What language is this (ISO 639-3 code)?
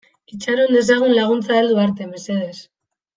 eus